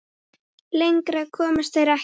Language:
Icelandic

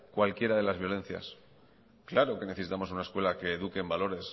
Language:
Spanish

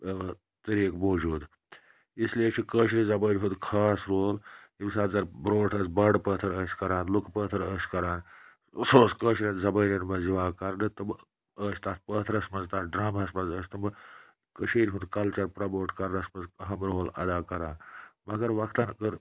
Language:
Kashmiri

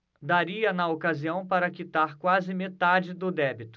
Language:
Portuguese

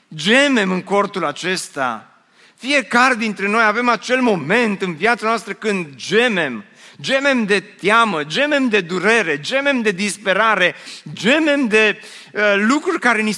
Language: Romanian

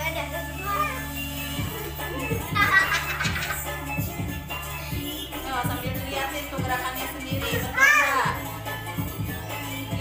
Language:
Indonesian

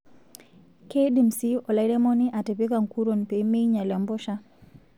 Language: Masai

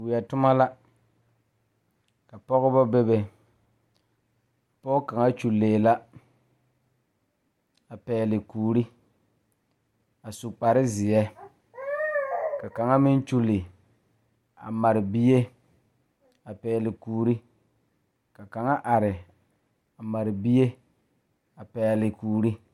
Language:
Southern Dagaare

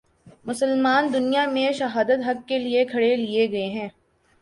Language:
Urdu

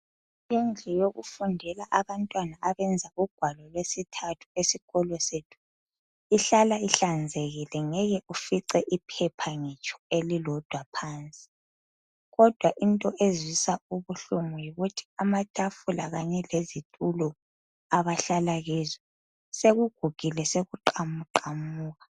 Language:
North Ndebele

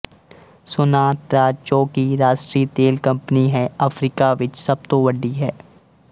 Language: Punjabi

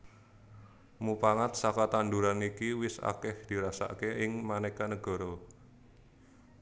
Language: Javanese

